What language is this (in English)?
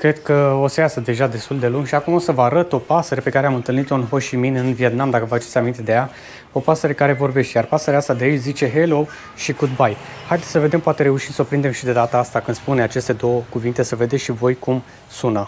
Romanian